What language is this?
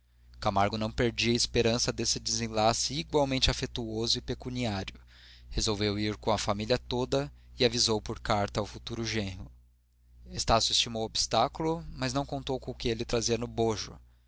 Portuguese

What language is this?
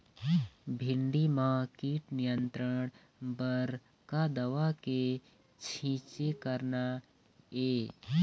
Chhattisgarhi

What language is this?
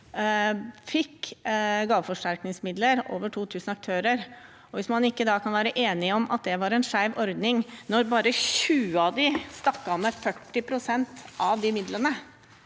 Norwegian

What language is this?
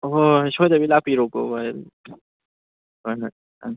Manipuri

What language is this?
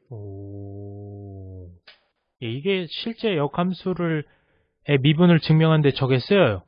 Korean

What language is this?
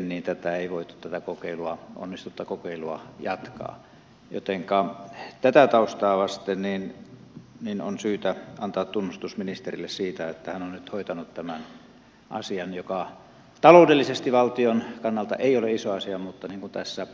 Finnish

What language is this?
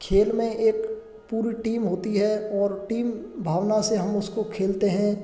Hindi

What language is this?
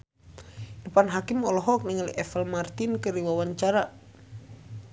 Sundanese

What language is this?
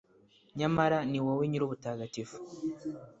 Kinyarwanda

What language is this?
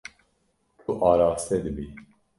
Kurdish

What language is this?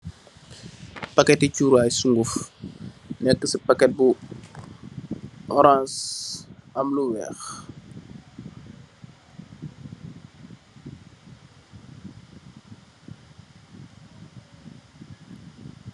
Wolof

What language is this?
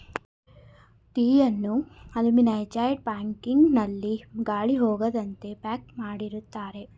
Kannada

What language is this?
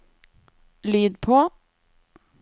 Norwegian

